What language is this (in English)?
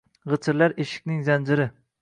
Uzbek